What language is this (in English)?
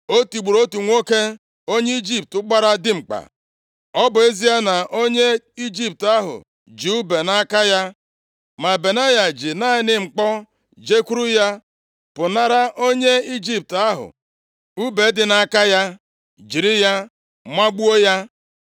Igbo